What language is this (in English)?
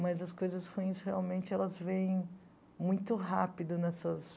Portuguese